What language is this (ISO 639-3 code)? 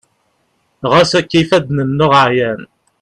kab